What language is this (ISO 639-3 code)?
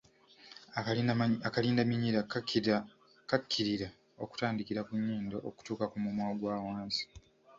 lug